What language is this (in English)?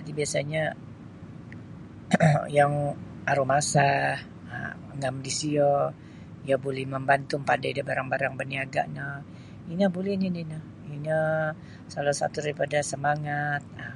Sabah Bisaya